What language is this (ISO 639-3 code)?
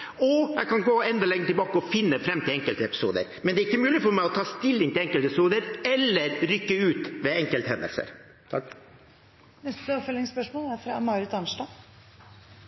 nor